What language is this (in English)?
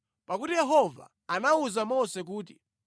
Nyanja